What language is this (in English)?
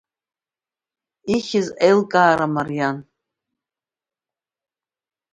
Abkhazian